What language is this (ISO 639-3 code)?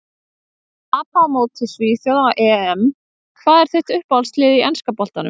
isl